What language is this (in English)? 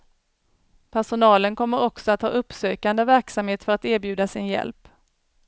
Swedish